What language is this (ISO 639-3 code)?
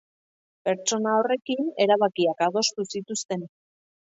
eus